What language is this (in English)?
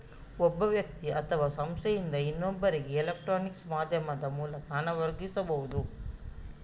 Kannada